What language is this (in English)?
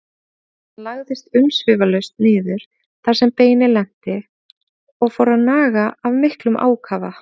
Icelandic